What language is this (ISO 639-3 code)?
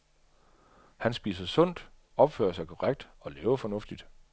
dan